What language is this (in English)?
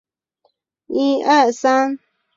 Chinese